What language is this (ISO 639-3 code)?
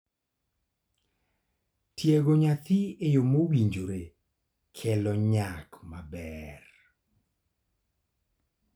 luo